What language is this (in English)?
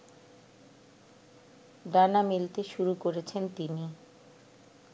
Bangla